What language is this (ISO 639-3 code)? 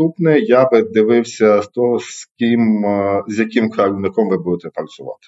ukr